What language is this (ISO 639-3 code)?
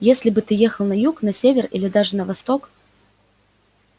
rus